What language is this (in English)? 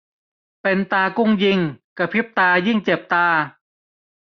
Thai